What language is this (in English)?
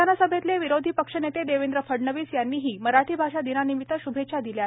Marathi